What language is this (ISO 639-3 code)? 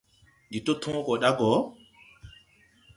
tui